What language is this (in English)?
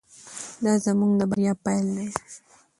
Pashto